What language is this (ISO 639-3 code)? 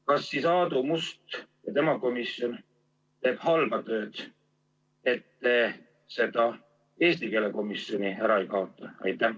est